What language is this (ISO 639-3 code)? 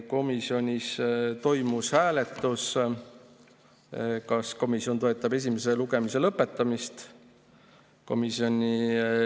est